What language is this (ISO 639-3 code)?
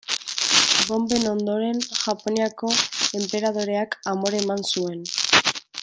eus